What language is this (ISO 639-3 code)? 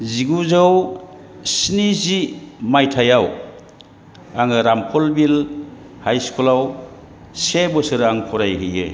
brx